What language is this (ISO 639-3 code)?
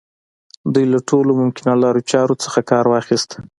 pus